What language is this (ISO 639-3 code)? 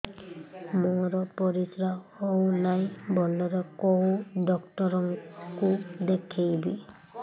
ori